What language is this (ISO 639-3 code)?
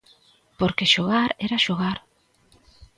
glg